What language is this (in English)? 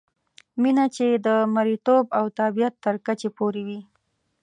Pashto